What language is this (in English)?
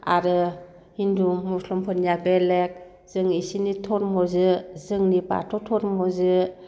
Bodo